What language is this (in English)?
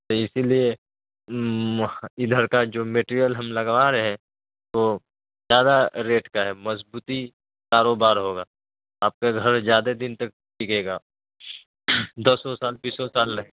Urdu